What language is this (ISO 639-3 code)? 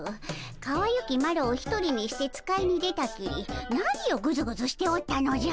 jpn